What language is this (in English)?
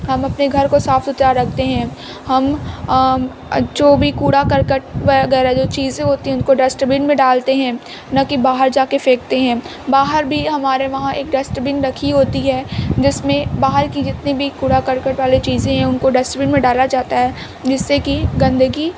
Urdu